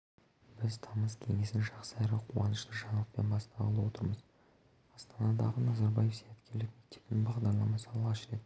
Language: Kazakh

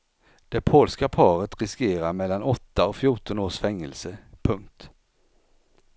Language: Swedish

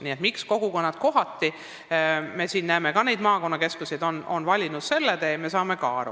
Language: Estonian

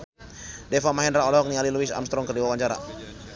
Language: Sundanese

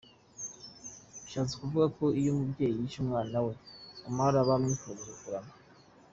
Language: Kinyarwanda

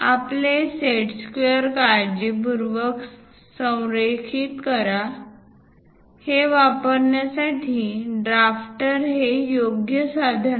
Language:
Marathi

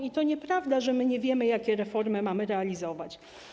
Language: Polish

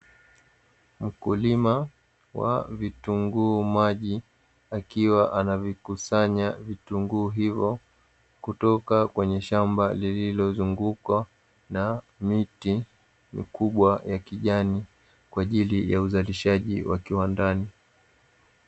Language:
Swahili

